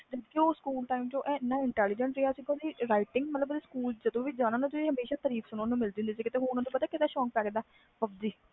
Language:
Punjabi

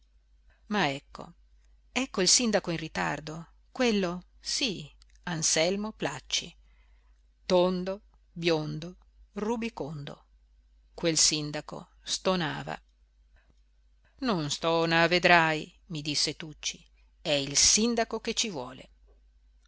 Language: Italian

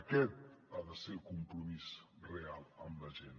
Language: Catalan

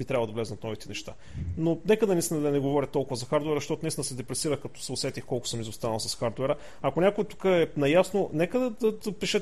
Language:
Bulgarian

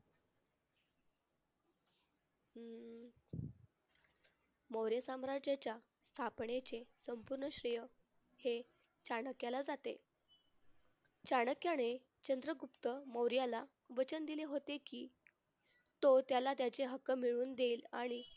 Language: Marathi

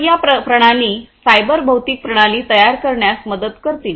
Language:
Marathi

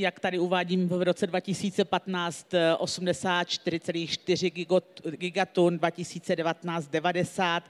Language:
Czech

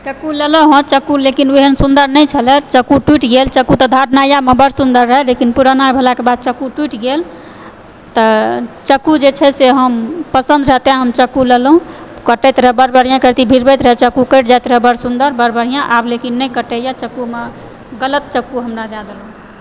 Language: Maithili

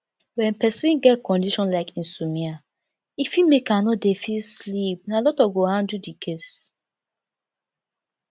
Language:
Nigerian Pidgin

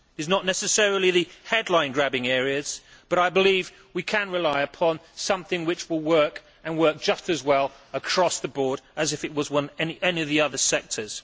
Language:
English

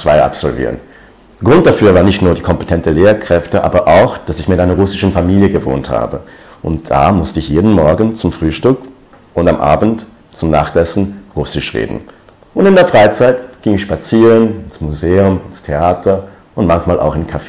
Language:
German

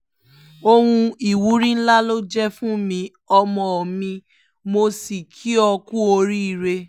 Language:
Yoruba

